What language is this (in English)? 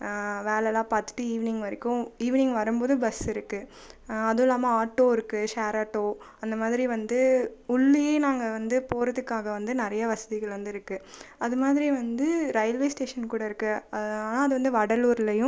Tamil